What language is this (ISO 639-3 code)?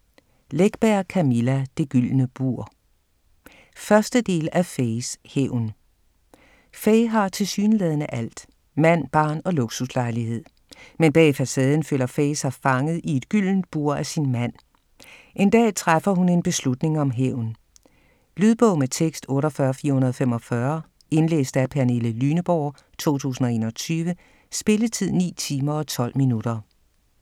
dan